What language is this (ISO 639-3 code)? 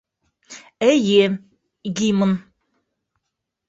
bak